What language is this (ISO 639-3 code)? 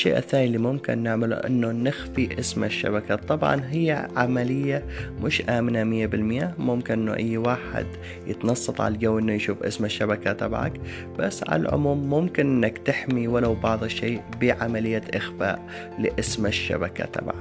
ara